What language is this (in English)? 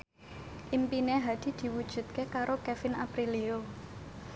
Javanese